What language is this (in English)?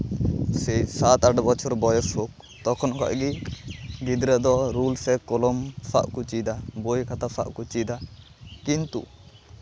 Santali